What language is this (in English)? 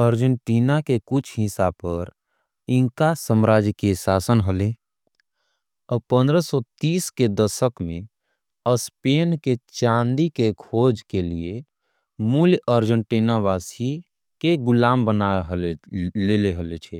Angika